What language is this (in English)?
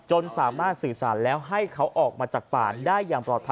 Thai